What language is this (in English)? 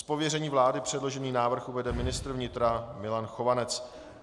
Czech